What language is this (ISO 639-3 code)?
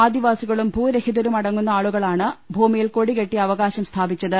mal